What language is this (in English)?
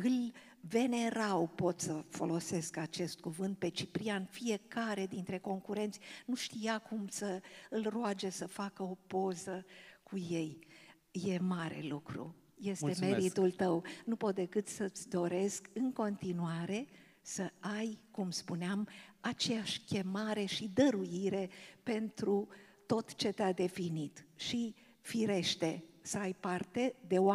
Romanian